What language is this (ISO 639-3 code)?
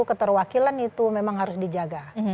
ind